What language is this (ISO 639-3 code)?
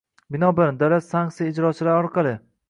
uzb